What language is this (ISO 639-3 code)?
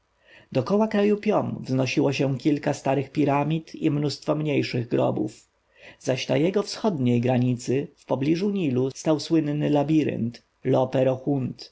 pol